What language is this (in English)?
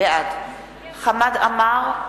Hebrew